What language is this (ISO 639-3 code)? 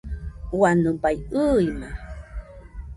hux